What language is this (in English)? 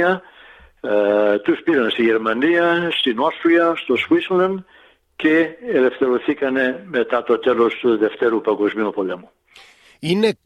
Greek